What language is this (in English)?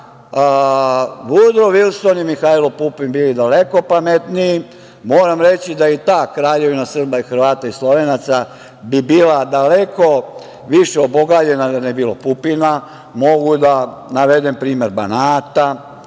Serbian